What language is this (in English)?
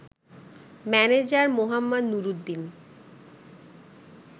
Bangla